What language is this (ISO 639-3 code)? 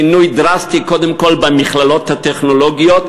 heb